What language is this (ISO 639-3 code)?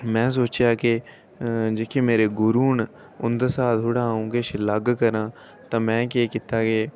doi